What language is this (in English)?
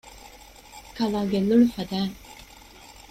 Divehi